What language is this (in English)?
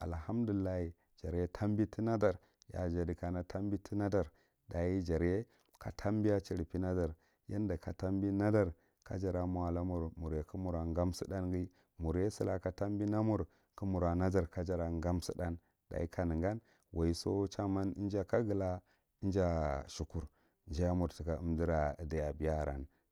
Marghi Central